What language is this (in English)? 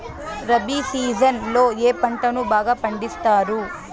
Telugu